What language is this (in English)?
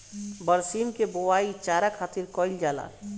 Bhojpuri